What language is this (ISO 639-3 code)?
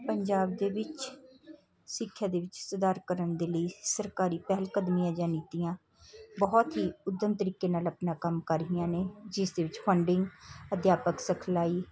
pan